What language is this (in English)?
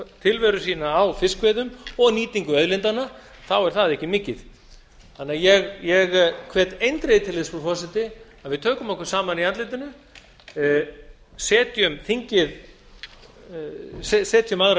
Icelandic